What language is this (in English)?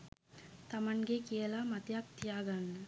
Sinhala